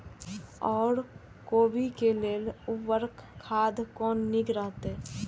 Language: Maithili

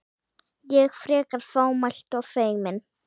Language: Icelandic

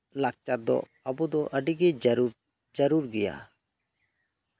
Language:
Santali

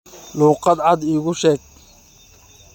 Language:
Somali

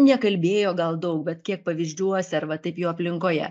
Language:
Lithuanian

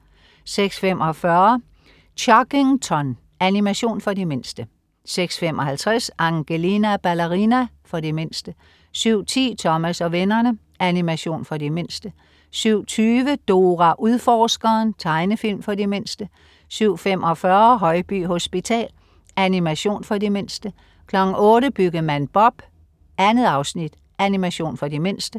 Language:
Danish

